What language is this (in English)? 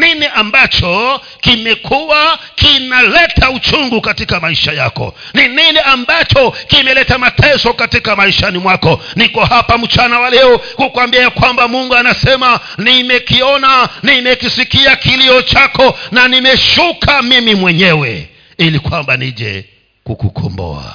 Swahili